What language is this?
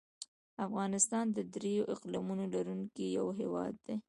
Pashto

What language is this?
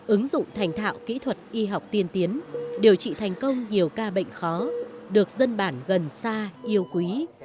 Vietnamese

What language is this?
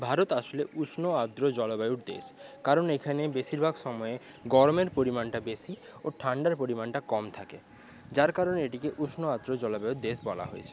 Bangla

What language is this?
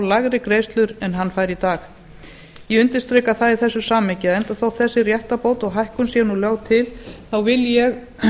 Icelandic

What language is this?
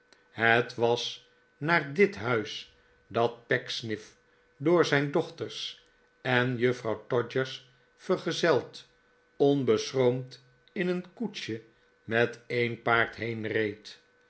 Dutch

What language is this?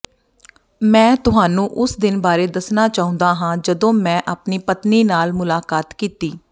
Punjabi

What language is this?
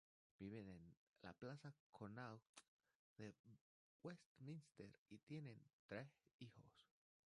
Spanish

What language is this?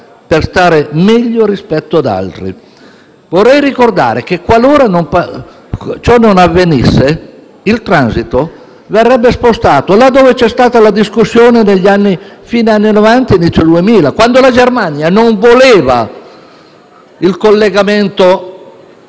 Italian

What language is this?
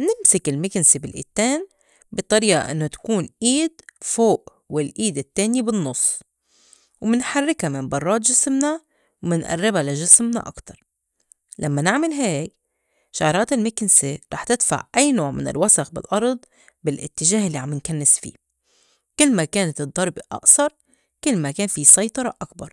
North Levantine Arabic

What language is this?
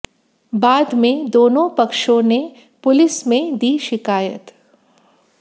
Hindi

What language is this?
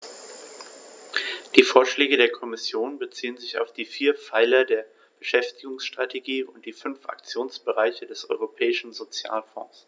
German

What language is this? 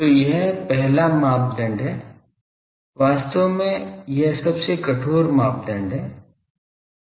Hindi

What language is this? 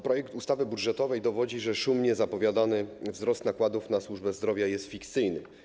Polish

